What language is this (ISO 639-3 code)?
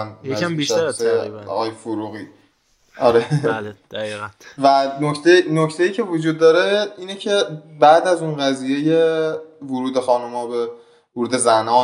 fas